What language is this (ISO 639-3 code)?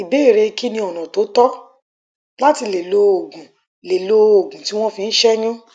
yor